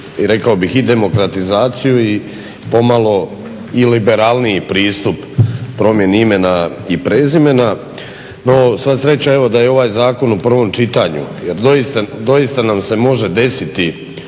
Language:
Croatian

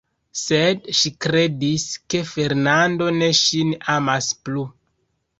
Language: Esperanto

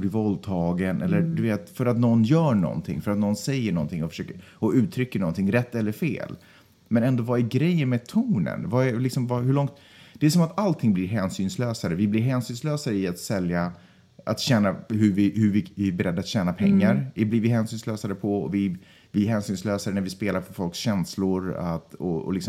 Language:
Swedish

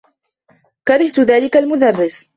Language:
Arabic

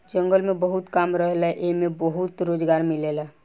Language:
Bhojpuri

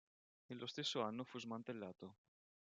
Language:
Italian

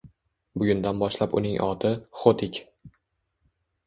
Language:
Uzbek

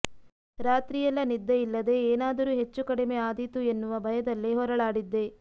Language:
Kannada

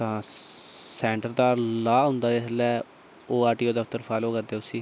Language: Dogri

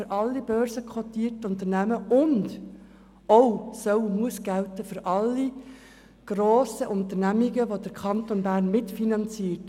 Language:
Swiss German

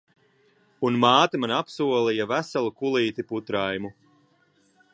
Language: Latvian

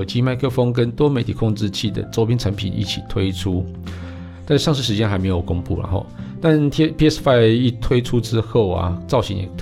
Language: Chinese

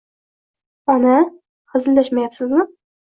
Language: Uzbek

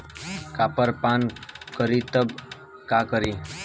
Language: Bhojpuri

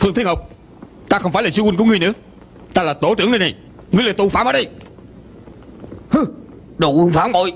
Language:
Vietnamese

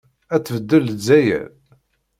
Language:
Kabyle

